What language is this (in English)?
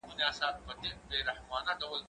Pashto